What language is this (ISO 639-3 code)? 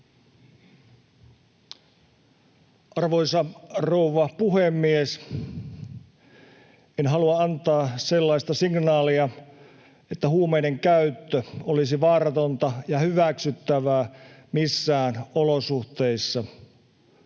fin